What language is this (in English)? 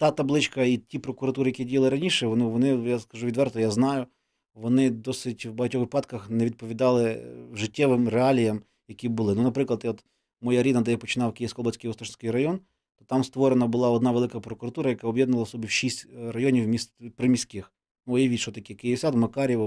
Ukrainian